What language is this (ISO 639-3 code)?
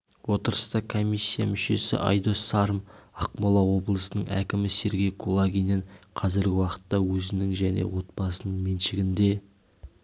kaz